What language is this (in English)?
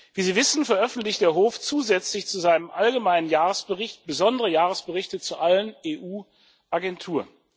German